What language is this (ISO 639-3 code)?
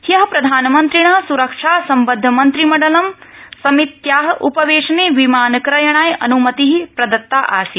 san